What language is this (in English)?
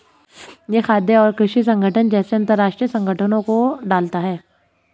Hindi